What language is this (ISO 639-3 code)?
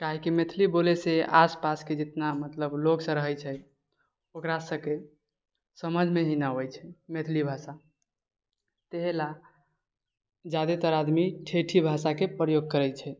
mai